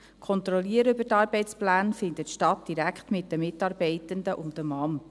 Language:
Swiss German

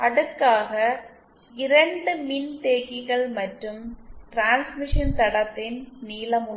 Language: Tamil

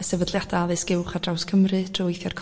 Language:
Welsh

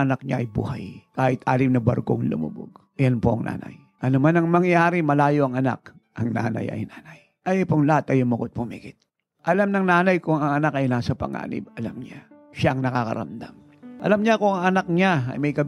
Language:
Filipino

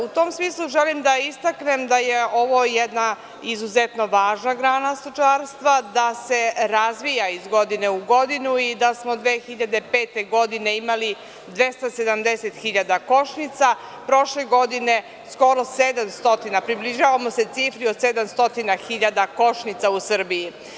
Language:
Serbian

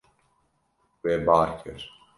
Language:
Kurdish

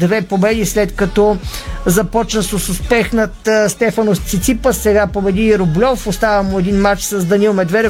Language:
Bulgarian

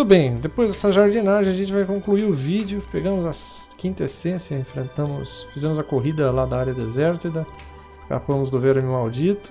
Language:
Portuguese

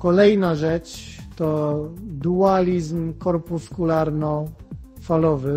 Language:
Polish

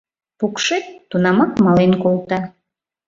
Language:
Mari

